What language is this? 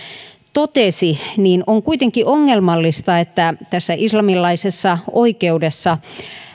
Finnish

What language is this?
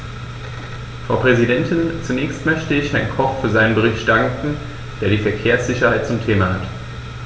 German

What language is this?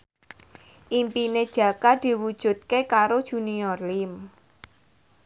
Javanese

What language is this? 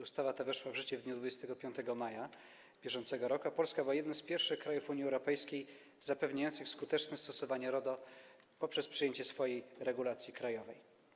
Polish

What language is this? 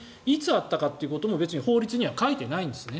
Japanese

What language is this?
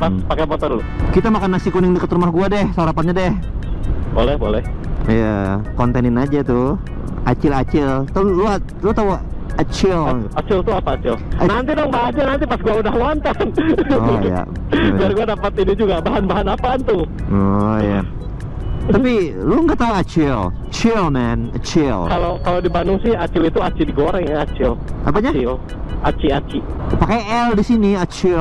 Indonesian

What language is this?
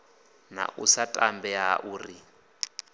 Venda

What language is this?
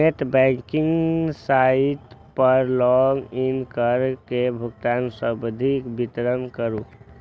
Maithili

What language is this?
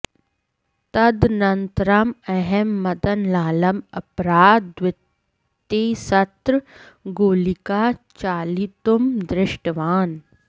Sanskrit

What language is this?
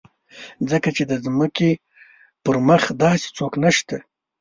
Pashto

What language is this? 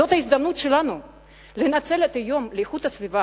Hebrew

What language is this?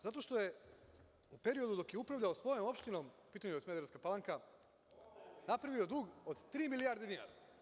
Serbian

